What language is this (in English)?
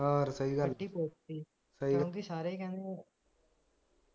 Punjabi